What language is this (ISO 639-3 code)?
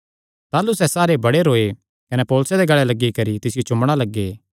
xnr